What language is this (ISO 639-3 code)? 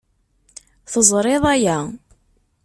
kab